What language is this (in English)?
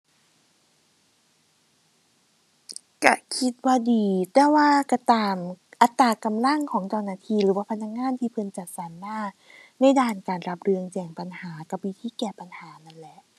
Thai